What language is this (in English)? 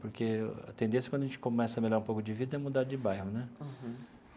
Portuguese